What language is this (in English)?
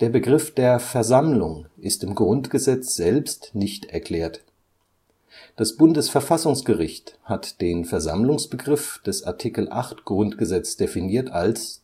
German